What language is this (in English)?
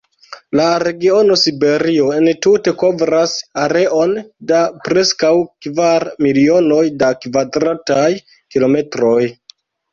Esperanto